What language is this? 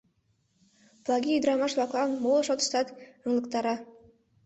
Mari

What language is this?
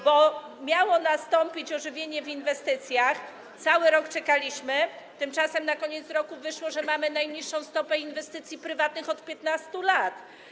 Polish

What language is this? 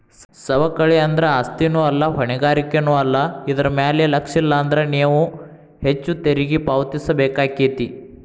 Kannada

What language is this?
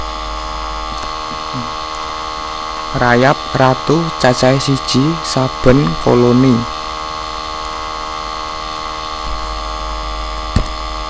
Javanese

